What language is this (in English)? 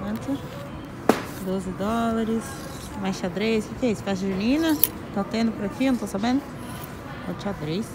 Portuguese